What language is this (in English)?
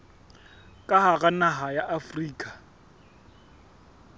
Southern Sotho